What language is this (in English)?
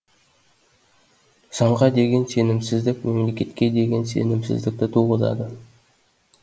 Kazakh